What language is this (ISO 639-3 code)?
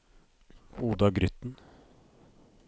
nor